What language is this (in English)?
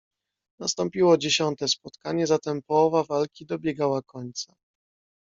Polish